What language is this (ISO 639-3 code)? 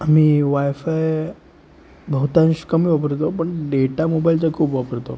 mar